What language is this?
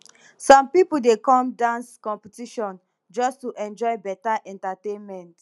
Nigerian Pidgin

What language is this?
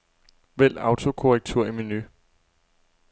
Danish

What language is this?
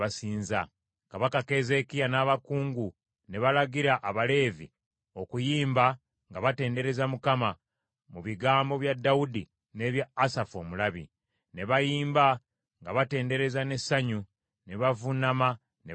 Ganda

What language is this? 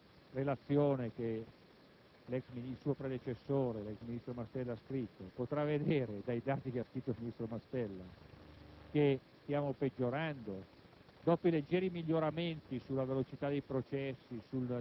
Italian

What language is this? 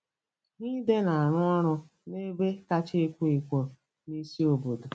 Igbo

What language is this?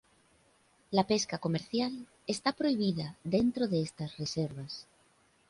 Spanish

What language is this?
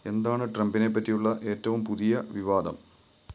Malayalam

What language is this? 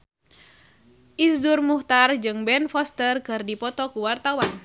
Sundanese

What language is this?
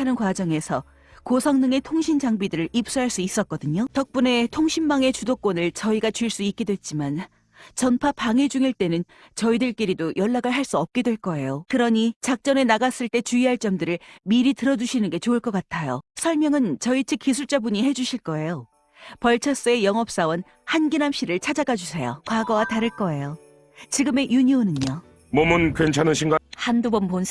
Korean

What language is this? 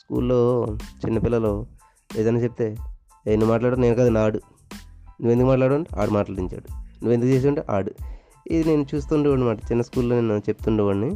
Telugu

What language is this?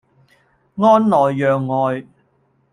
Cantonese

